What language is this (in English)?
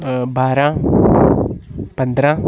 Dogri